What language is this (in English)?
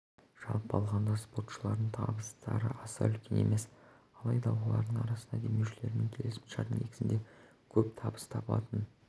Kazakh